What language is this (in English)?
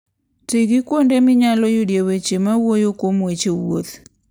Luo (Kenya and Tanzania)